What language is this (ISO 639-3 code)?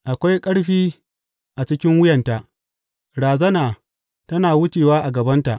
hau